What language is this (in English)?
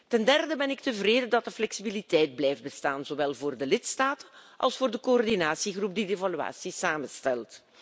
Dutch